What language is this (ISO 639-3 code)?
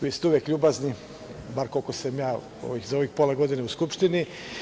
srp